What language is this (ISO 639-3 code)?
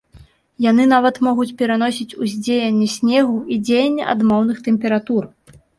bel